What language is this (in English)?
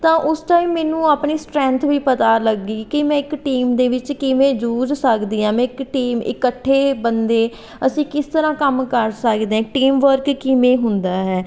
Punjabi